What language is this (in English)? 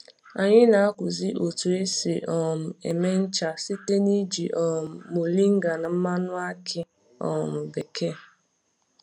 Igbo